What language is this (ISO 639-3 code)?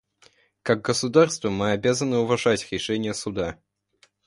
rus